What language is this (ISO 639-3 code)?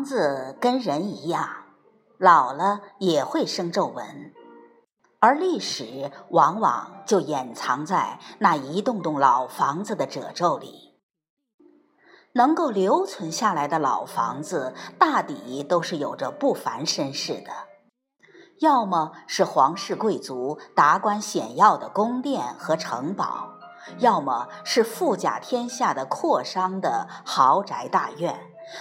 zho